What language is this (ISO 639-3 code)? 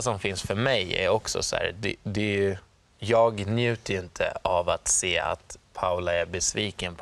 swe